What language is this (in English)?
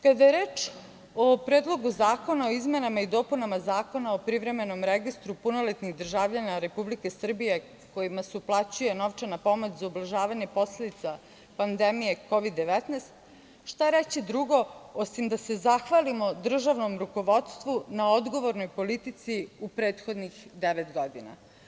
Serbian